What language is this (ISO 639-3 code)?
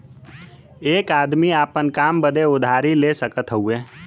bho